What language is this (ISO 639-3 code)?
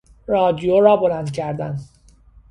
fas